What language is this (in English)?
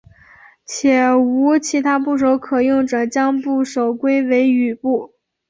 Chinese